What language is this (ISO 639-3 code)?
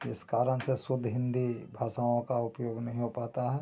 hin